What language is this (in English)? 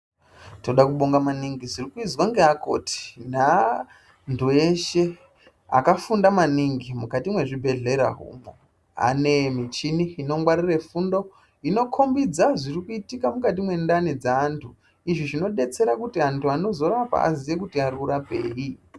Ndau